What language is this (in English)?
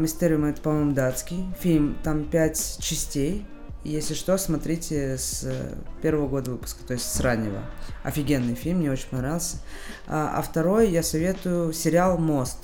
Russian